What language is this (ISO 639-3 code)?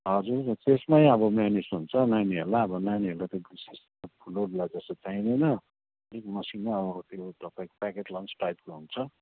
nep